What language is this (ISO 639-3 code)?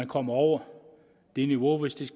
dan